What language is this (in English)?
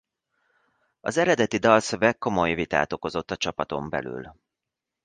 Hungarian